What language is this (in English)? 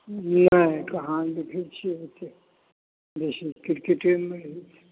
Maithili